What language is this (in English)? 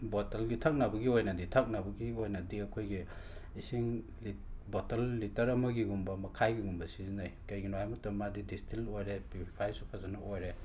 Manipuri